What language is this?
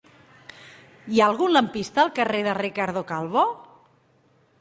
Catalan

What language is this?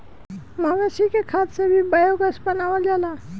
Bhojpuri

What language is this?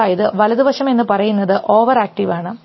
Malayalam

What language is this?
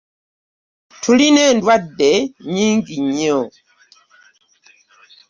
Ganda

